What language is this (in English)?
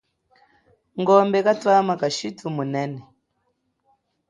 Chokwe